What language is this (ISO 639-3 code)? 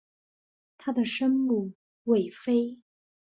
zho